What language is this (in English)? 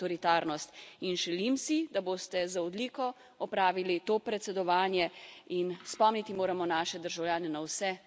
Slovenian